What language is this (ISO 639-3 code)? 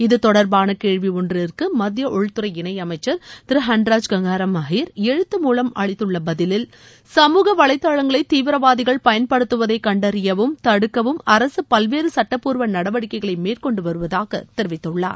tam